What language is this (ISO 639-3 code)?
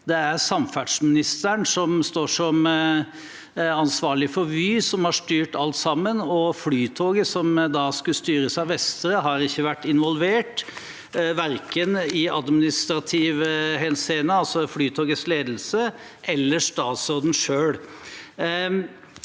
nor